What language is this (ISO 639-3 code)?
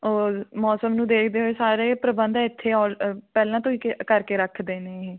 pan